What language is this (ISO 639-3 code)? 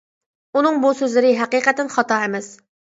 uig